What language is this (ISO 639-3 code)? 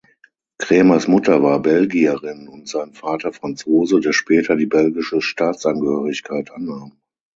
deu